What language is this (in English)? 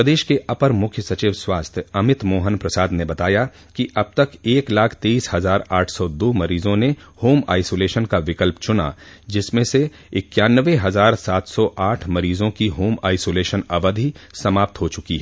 Hindi